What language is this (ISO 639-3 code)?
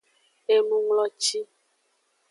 ajg